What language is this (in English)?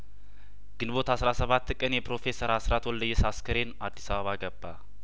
Amharic